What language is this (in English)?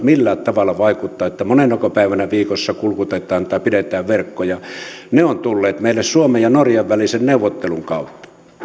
Finnish